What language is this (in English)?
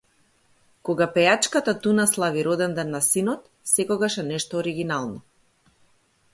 Macedonian